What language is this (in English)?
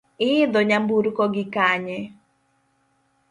Luo (Kenya and Tanzania)